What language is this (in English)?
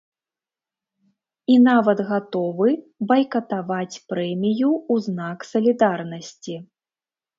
Belarusian